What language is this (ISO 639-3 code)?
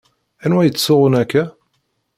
kab